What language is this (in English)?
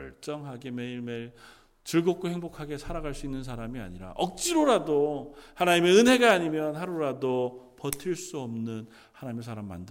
Korean